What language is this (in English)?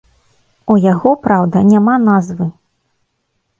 Belarusian